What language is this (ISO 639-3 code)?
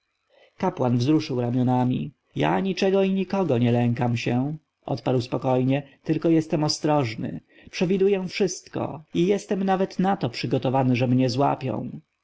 pol